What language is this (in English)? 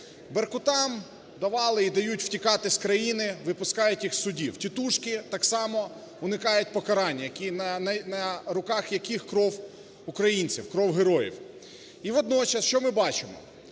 Ukrainian